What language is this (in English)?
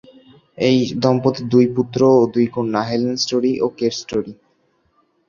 Bangla